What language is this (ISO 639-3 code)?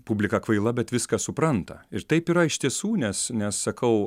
lit